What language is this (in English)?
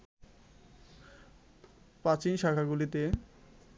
Bangla